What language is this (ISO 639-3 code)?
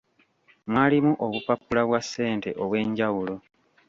lug